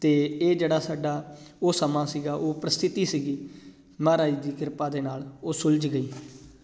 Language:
Punjabi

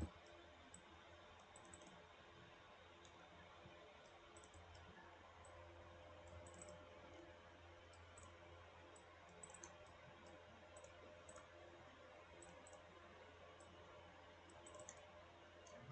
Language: Portuguese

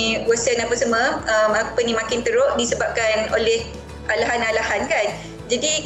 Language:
Malay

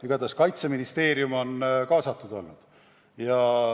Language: Estonian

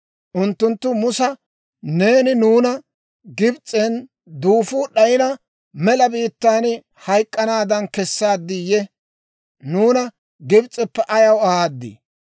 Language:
Dawro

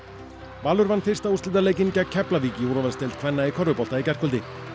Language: Icelandic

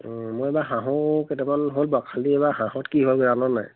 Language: Assamese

